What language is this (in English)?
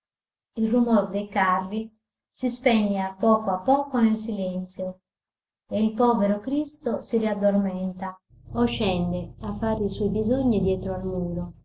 Italian